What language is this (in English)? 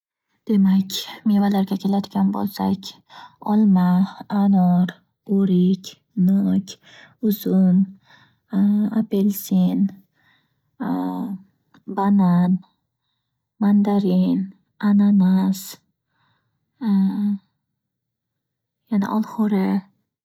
Uzbek